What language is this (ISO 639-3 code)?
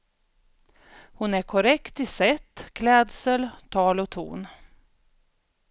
swe